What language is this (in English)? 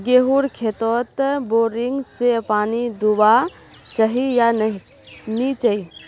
Magahi